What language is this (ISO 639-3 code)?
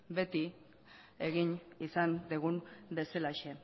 eus